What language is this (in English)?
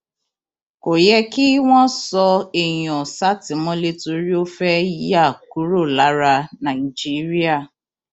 Yoruba